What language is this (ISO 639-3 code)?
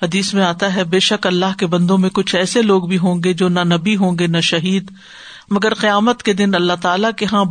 urd